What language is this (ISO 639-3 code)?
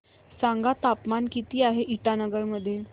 mar